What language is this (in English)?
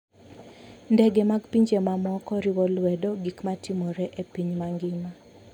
Luo (Kenya and Tanzania)